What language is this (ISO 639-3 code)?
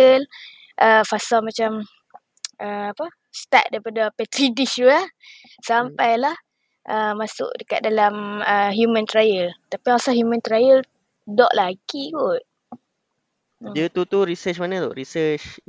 msa